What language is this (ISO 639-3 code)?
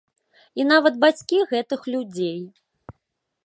bel